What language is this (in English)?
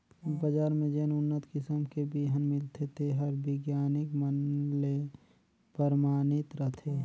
Chhattisgarhi